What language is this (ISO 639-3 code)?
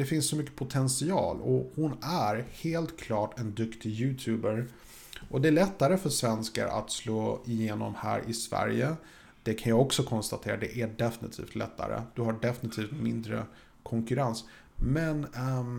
swe